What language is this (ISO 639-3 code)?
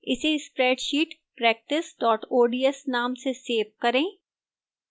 hin